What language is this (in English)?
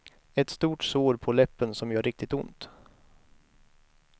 Swedish